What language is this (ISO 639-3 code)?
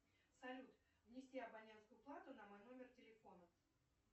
rus